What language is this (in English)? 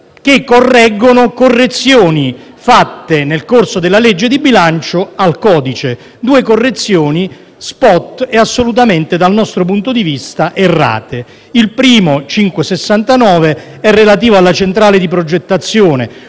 Italian